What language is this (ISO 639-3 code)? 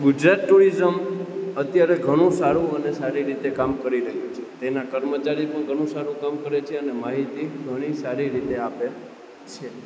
guj